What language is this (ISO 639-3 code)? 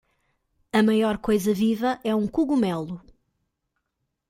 por